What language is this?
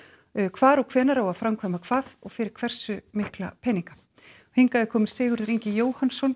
Icelandic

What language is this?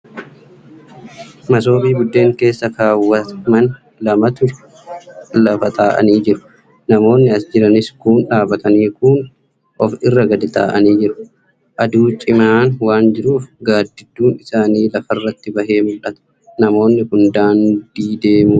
Oromo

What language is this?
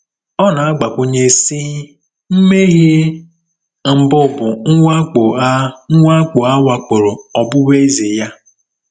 Igbo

